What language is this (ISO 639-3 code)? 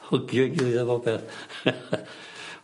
cym